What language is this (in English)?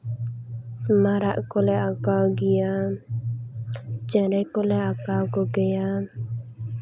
Santali